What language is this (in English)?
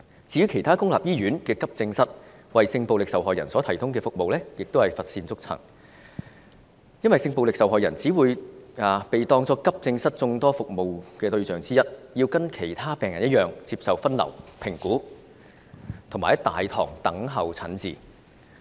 Cantonese